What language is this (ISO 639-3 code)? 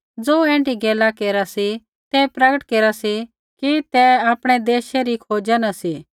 kfx